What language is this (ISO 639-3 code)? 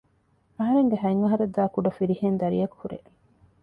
div